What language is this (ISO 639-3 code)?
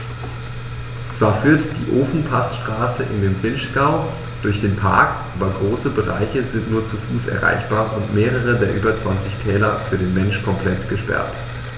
deu